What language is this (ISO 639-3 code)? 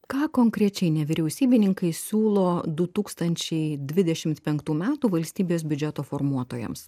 lit